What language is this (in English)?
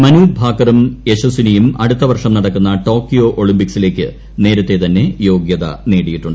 Malayalam